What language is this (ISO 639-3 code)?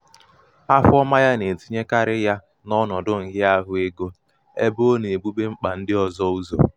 ibo